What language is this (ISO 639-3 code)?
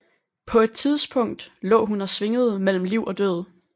dan